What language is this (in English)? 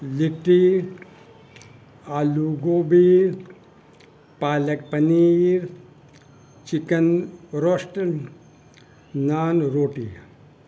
Urdu